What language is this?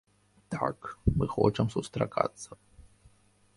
Belarusian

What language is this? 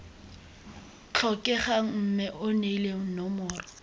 Tswana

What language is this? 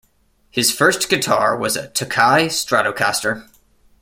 English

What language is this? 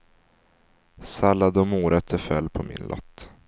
Swedish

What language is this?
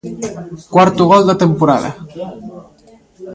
Galician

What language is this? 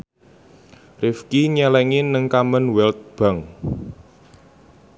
Javanese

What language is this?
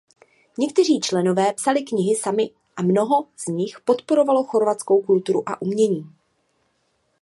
Czech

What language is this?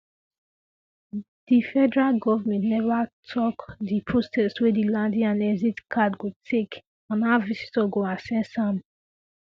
Nigerian Pidgin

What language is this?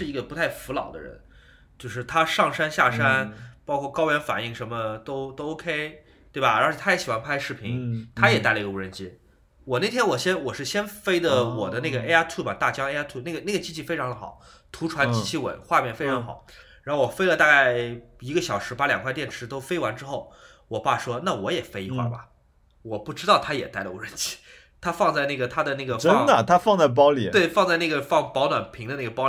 Chinese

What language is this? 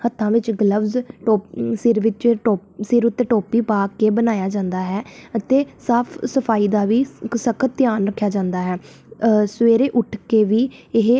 Punjabi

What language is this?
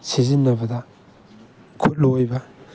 Manipuri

